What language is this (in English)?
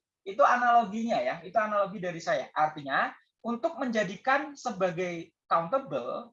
Indonesian